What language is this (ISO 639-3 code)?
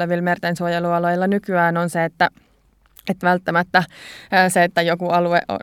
fin